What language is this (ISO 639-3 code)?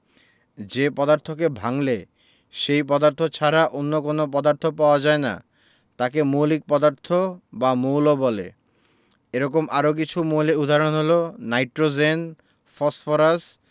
ben